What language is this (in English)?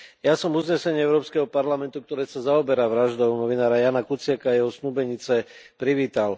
Slovak